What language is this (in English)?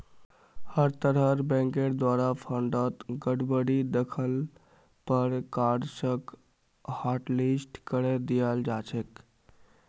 Magahi